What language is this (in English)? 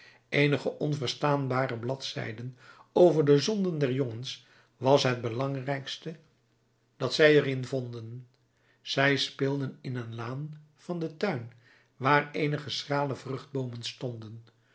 Dutch